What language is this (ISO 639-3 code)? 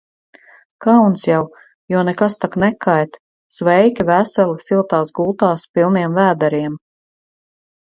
lav